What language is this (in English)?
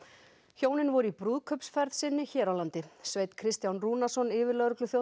Icelandic